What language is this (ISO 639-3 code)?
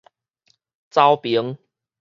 nan